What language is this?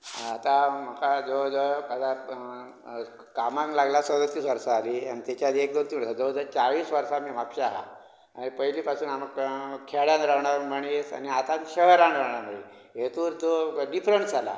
Konkani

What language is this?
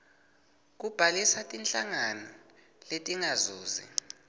Swati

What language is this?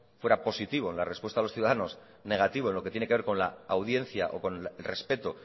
Spanish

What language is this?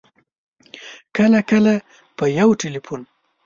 Pashto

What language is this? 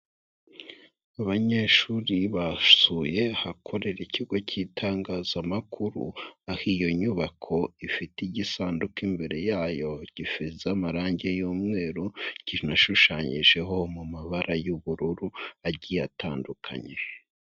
Kinyarwanda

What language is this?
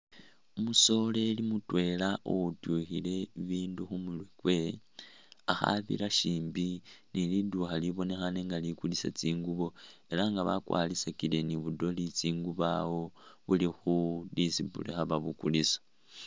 Masaaba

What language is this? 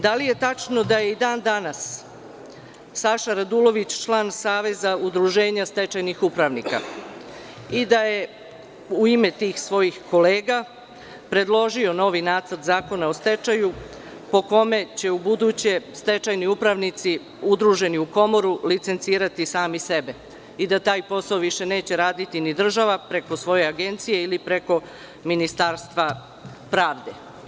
Serbian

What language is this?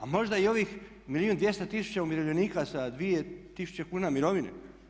Croatian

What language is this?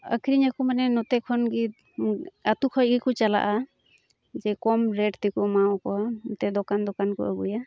Santali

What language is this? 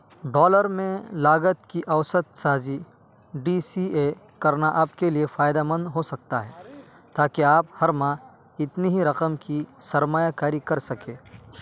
Urdu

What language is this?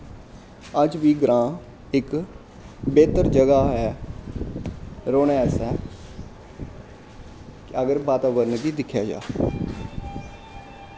Dogri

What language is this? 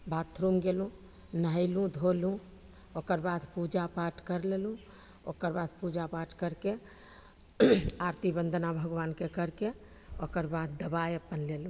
Maithili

